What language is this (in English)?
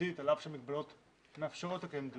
Hebrew